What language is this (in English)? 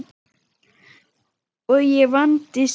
Icelandic